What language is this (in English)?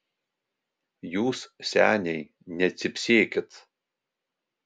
Lithuanian